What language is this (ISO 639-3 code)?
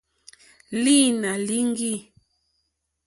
bri